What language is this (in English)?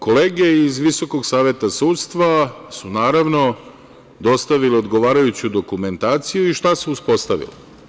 Serbian